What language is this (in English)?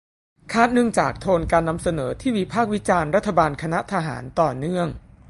Thai